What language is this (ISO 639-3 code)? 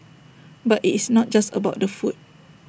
eng